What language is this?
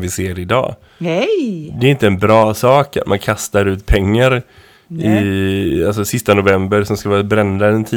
Swedish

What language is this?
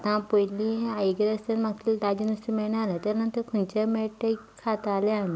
Konkani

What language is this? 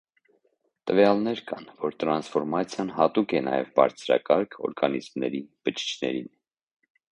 Armenian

